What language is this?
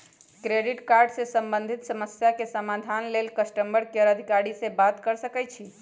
Magahi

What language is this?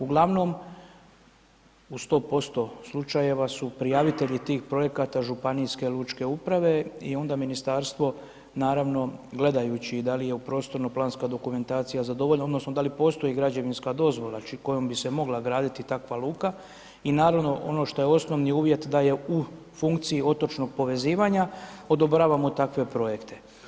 Croatian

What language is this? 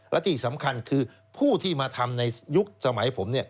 Thai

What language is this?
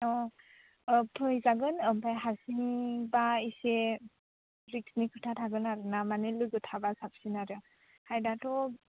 Bodo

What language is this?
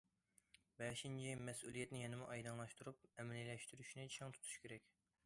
Uyghur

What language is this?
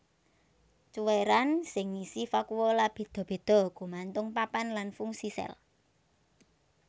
Javanese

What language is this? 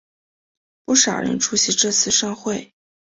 Chinese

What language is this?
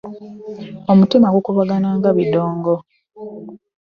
Ganda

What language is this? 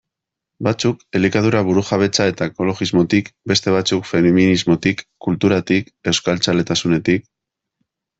Basque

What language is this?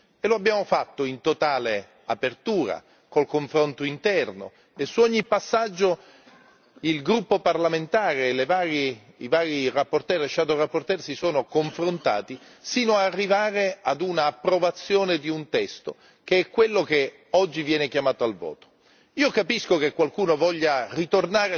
Italian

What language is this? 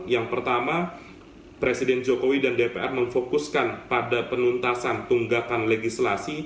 Indonesian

